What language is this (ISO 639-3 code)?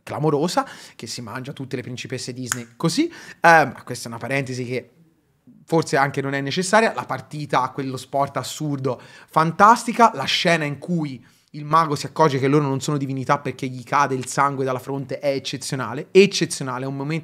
ita